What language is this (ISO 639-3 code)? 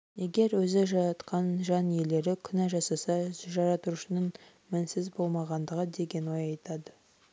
kaz